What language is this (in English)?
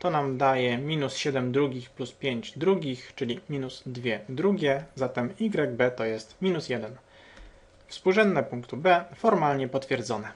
Polish